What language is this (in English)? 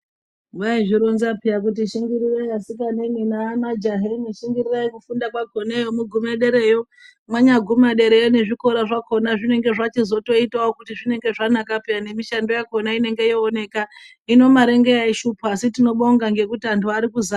Ndau